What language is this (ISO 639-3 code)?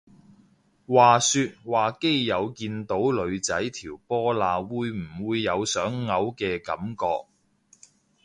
yue